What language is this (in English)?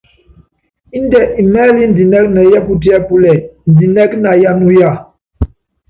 Yangben